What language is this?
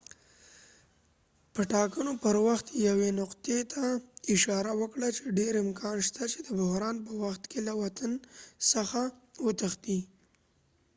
Pashto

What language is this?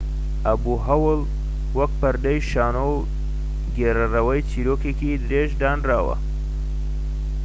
Central Kurdish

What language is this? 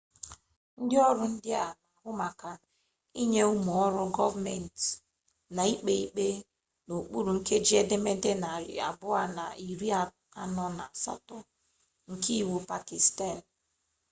Igbo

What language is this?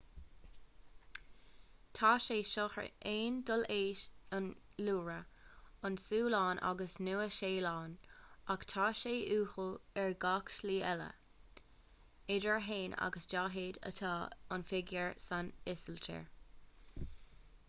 Irish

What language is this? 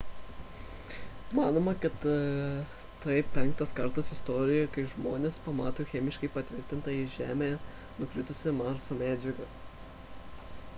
Lithuanian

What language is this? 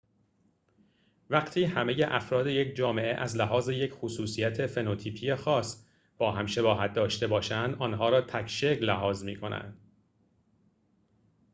Persian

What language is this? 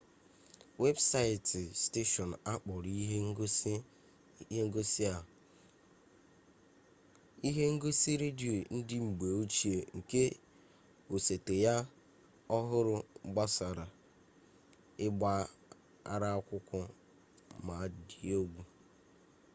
Igbo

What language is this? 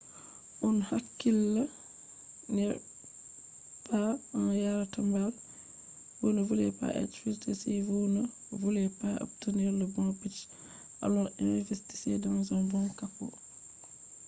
Fula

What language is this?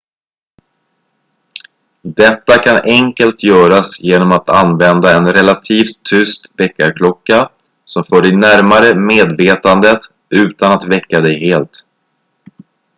Swedish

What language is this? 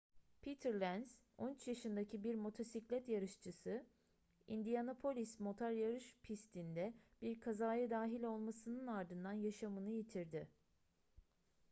Turkish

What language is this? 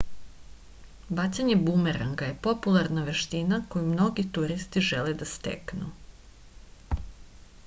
Serbian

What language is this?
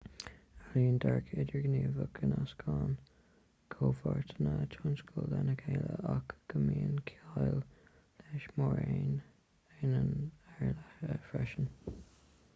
Irish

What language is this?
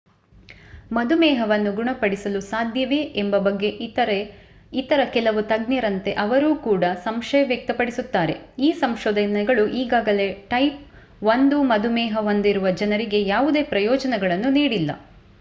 Kannada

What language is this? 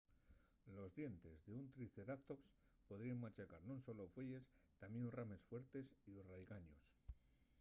Asturian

